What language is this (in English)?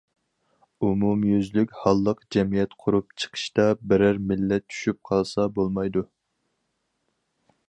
Uyghur